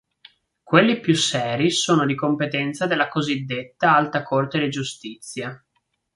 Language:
Italian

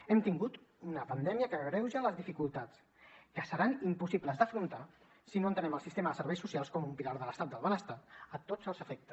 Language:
Catalan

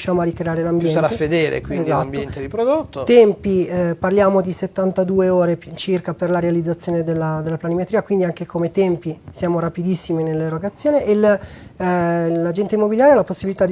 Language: Italian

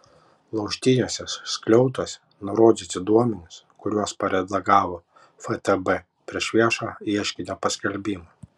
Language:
Lithuanian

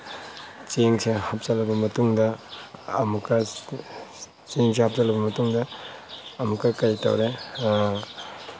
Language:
Manipuri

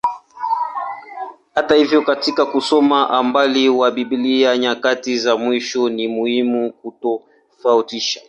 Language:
Swahili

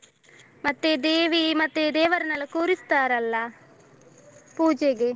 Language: Kannada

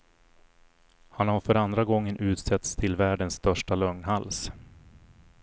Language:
Swedish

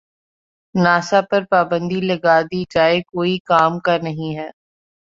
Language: Urdu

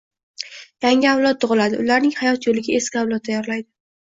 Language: Uzbek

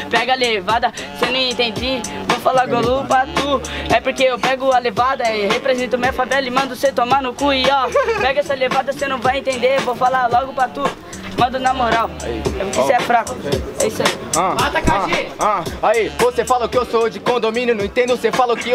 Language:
Portuguese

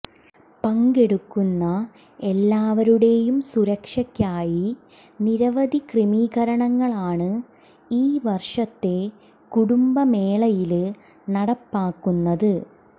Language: Malayalam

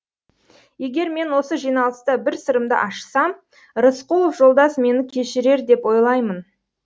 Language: Kazakh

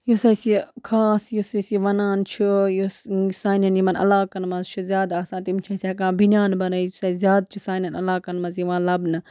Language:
Kashmiri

